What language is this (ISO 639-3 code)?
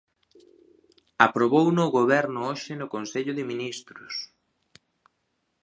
glg